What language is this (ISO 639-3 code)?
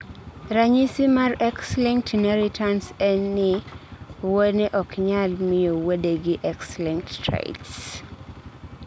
luo